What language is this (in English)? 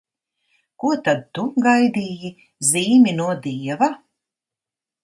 Latvian